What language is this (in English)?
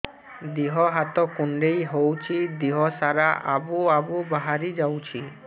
Odia